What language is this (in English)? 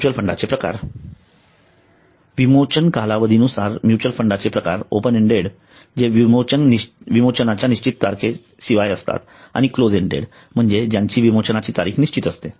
Marathi